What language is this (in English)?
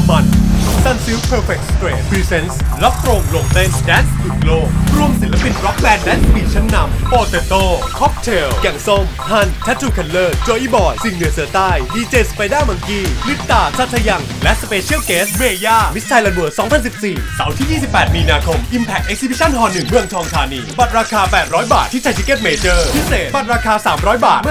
Thai